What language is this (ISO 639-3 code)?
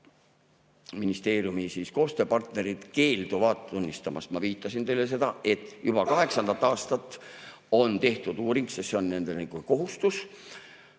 est